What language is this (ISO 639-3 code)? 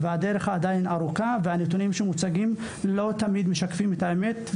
heb